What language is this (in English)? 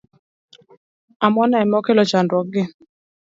Luo (Kenya and Tanzania)